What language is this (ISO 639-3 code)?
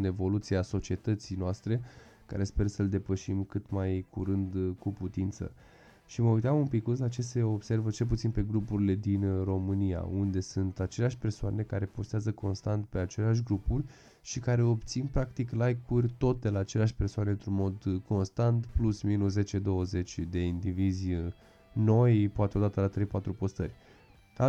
ron